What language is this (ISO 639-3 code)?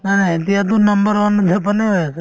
asm